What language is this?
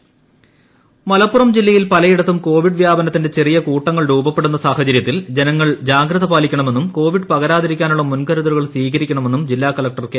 Malayalam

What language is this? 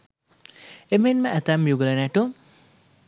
Sinhala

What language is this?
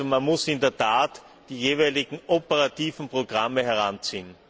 German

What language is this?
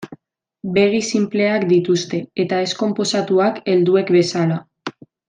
Basque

